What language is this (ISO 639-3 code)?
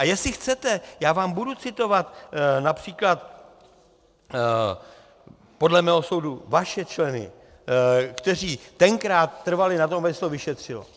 ces